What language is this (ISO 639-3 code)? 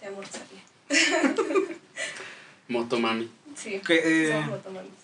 spa